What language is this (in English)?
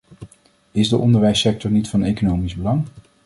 Dutch